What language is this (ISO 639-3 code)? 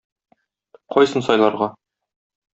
tat